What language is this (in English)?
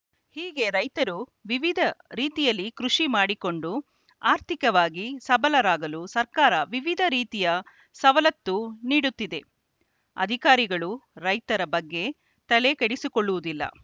Kannada